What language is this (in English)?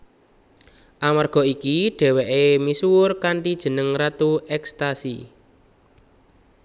Javanese